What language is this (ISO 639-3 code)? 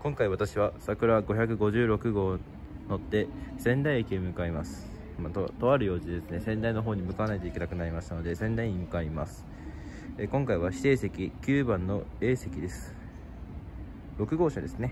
jpn